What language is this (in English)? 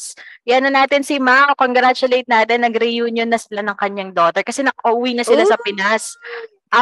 Filipino